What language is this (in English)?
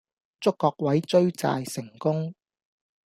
Cantonese